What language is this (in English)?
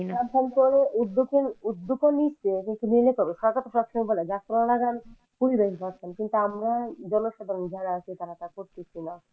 Bangla